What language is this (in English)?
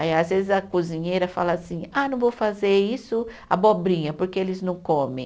Portuguese